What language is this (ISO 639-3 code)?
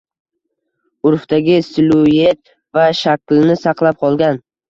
uzb